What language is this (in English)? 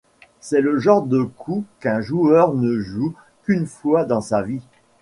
French